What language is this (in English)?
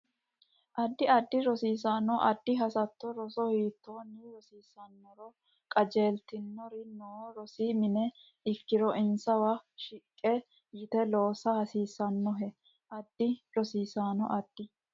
Sidamo